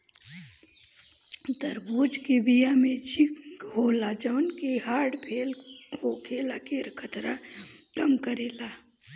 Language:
Bhojpuri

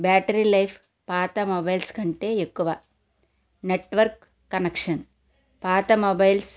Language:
Telugu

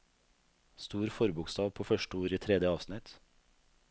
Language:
Norwegian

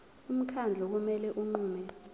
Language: Zulu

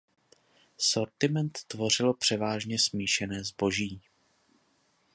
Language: Czech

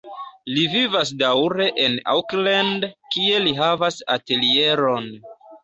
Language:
Esperanto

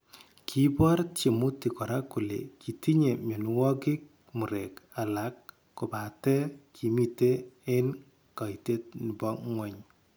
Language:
Kalenjin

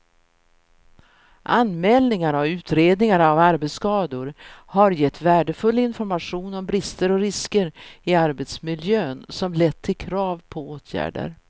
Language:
Swedish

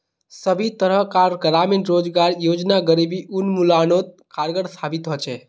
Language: Magahi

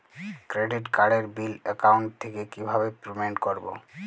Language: Bangla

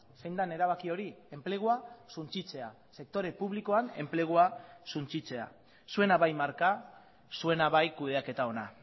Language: Basque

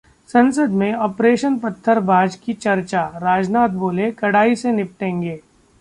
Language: Hindi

